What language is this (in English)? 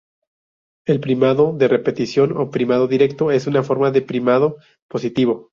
Spanish